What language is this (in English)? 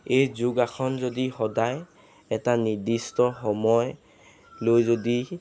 Assamese